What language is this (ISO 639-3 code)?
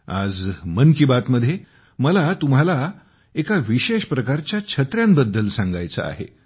mar